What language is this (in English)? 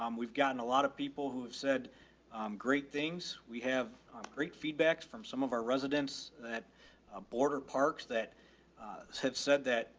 English